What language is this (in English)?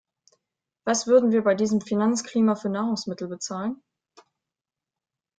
German